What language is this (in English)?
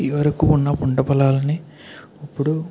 Telugu